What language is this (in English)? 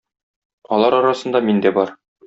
Tatar